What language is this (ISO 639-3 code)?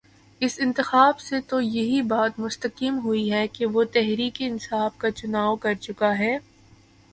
urd